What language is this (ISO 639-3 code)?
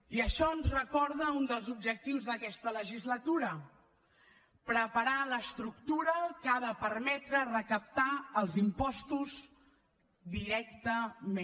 cat